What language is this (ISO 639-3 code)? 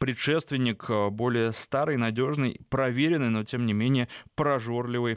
rus